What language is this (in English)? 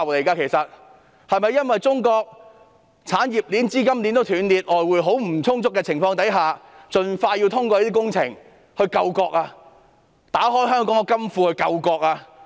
Cantonese